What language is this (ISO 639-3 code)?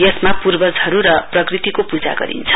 nep